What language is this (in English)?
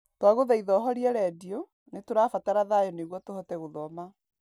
Kikuyu